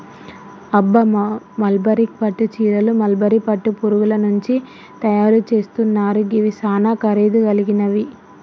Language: Telugu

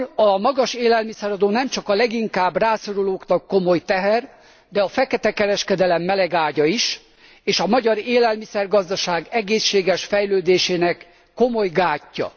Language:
Hungarian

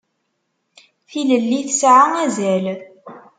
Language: Kabyle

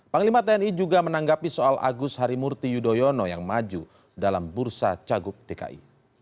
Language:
Indonesian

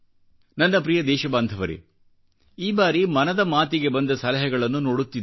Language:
Kannada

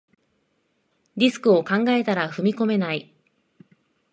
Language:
Japanese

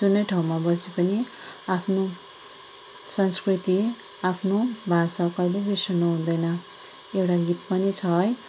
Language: Nepali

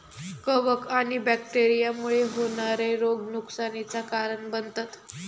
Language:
Marathi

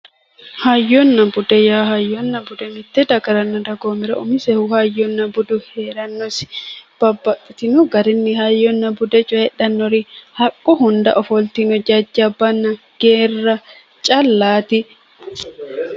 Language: Sidamo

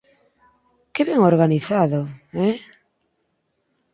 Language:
Galician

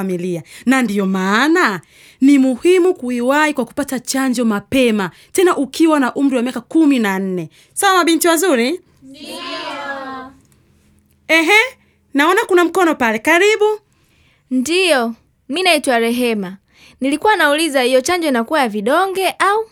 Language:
Swahili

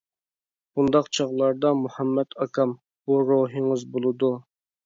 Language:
Uyghur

